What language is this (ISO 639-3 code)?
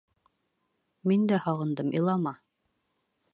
bak